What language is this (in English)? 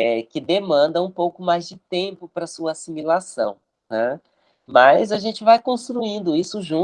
Portuguese